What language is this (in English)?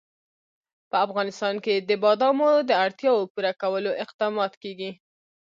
Pashto